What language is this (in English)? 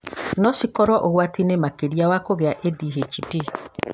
Kikuyu